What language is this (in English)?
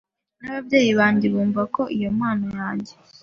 Kinyarwanda